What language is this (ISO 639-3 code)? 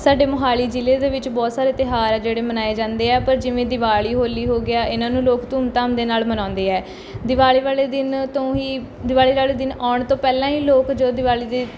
pan